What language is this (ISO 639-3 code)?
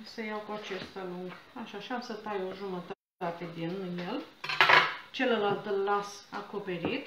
ron